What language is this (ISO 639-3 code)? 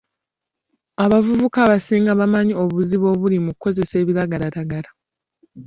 lug